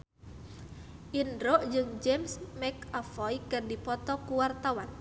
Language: Sundanese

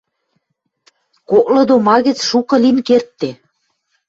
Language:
Western Mari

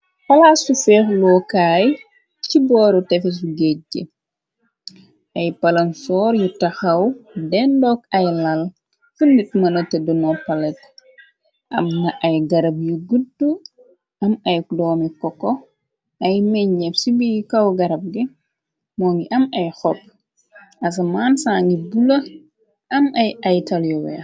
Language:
Wolof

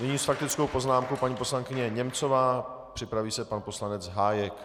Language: Czech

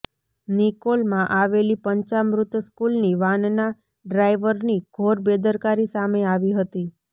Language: Gujarati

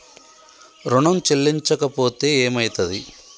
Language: Telugu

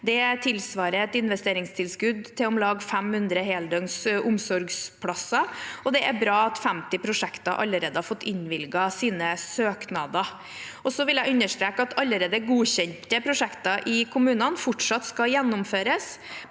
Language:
Norwegian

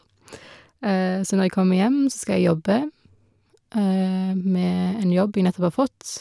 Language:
Norwegian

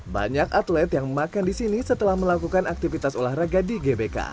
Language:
Indonesian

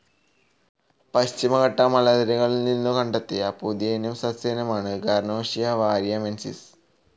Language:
Malayalam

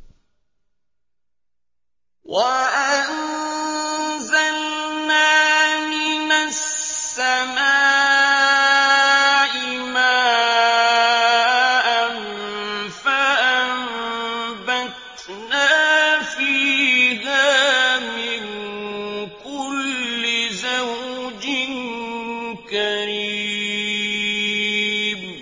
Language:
Arabic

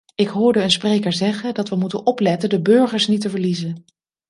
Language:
Dutch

